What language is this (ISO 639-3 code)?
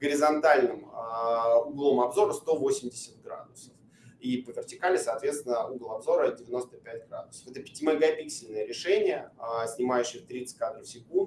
rus